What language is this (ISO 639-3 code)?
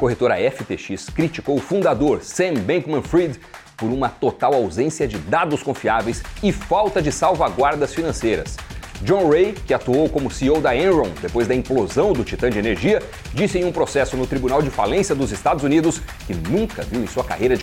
por